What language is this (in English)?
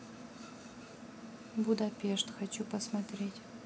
Russian